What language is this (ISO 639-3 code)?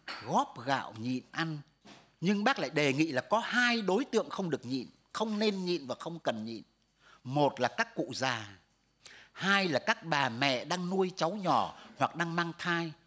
vie